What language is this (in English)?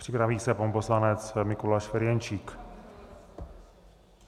Czech